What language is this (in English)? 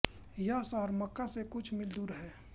Hindi